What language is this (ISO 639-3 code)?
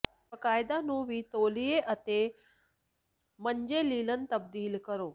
pan